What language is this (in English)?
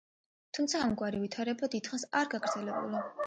Georgian